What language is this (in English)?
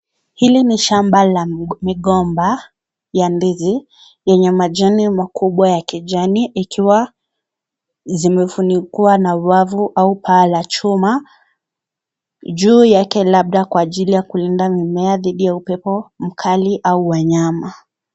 Swahili